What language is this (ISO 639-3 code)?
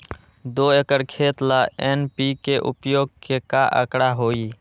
mag